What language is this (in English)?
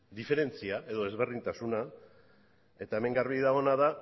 Basque